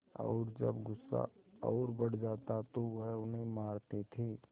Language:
Hindi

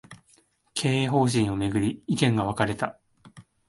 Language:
Japanese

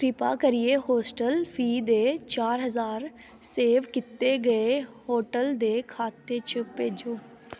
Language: Dogri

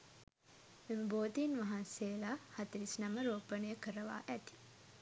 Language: Sinhala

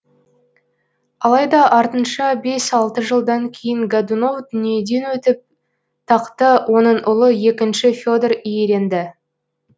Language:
Kazakh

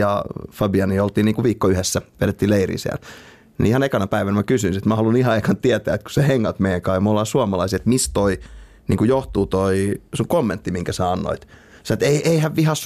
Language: Finnish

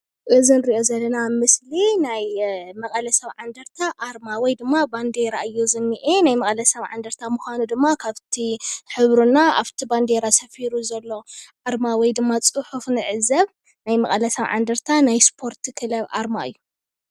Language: Tigrinya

